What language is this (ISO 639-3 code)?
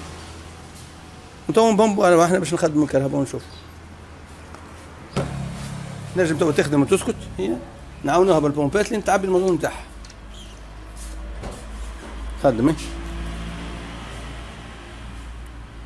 ara